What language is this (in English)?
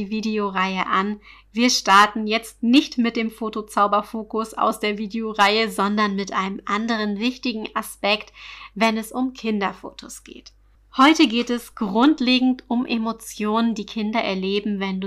German